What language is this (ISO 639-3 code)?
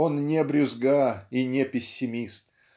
rus